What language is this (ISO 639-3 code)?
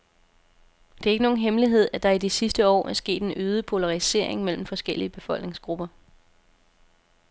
dan